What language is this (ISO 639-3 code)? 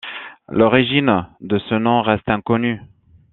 fra